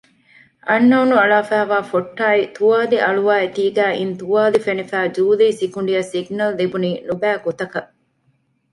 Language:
Divehi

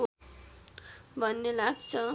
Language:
Nepali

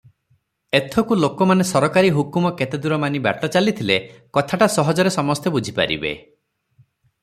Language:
Odia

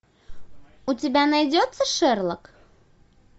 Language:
Russian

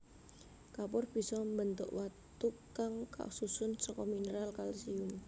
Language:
Javanese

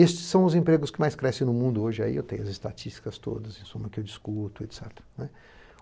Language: Portuguese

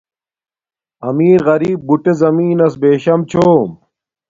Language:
Domaaki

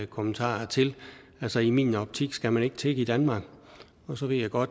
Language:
Danish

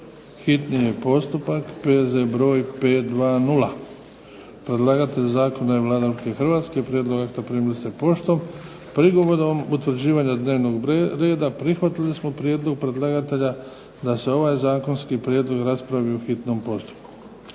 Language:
Croatian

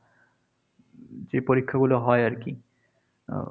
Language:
Bangla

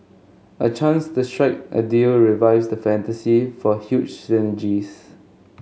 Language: English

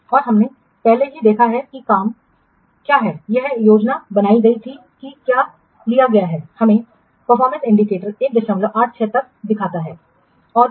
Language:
Hindi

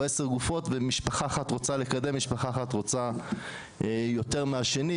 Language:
Hebrew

